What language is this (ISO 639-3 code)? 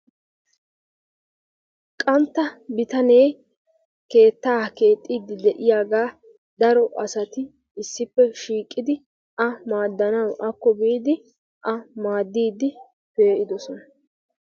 wal